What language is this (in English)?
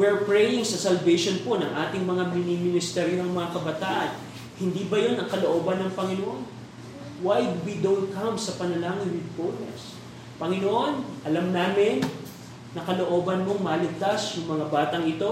Filipino